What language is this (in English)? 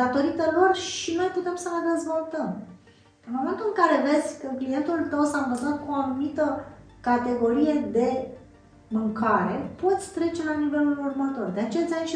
Romanian